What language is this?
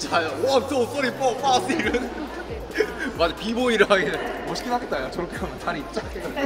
Korean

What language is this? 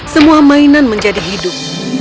Indonesian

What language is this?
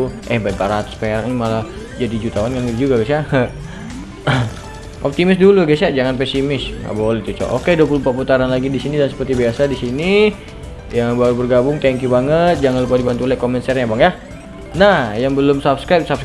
Indonesian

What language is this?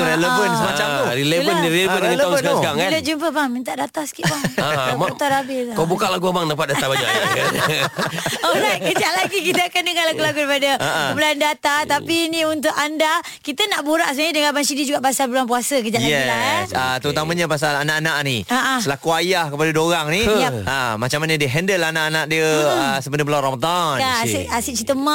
Malay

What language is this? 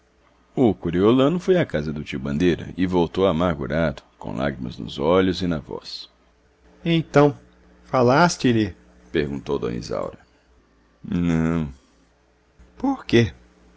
Portuguese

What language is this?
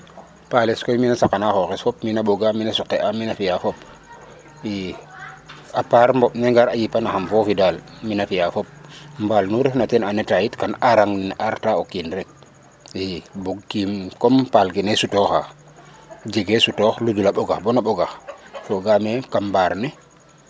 Serer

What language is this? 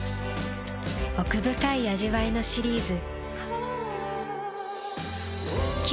Japanese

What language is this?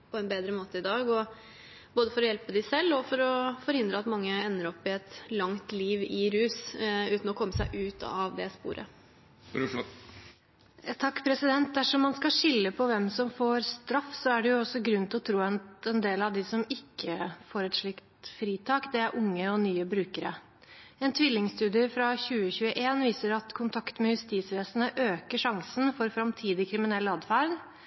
Norwegian Bokmål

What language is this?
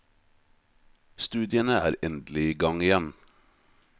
Norwegian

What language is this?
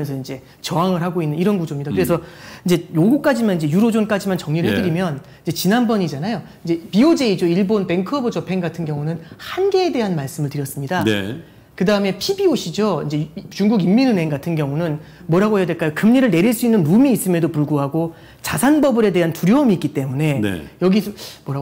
Korean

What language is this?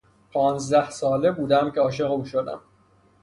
Persian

